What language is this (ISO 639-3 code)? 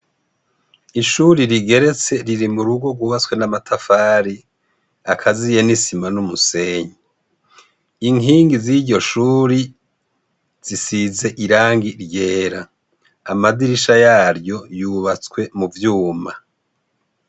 run